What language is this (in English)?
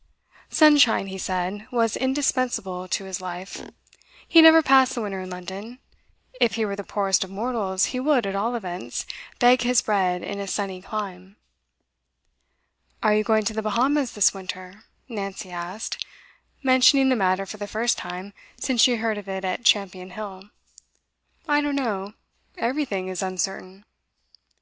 English